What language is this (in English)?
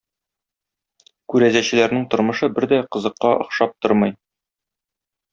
Tatar